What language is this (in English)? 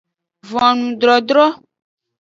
Aja (Benin)